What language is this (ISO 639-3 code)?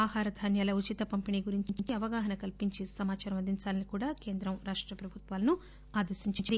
tel